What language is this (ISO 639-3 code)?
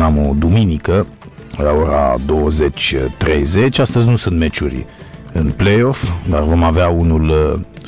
ron